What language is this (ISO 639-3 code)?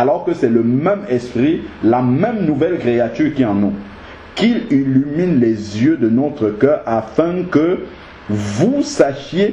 fra